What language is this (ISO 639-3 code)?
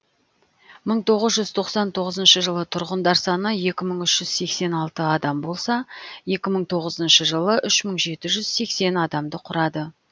kaz